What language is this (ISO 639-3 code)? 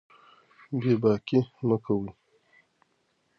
pus